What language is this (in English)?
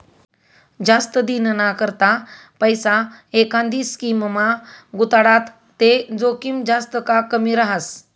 Marathi